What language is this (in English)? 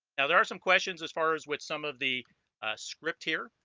English